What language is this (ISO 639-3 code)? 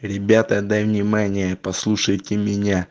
rus